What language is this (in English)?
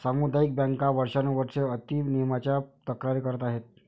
Marathi